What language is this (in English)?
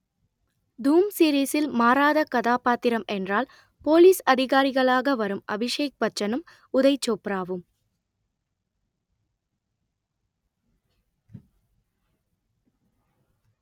Tamil